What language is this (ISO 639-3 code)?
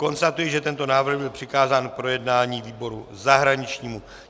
ces